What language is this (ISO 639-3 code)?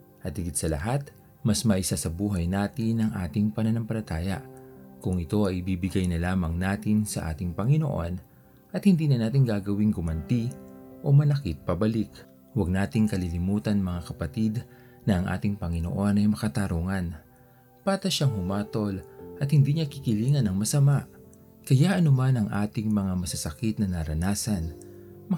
fil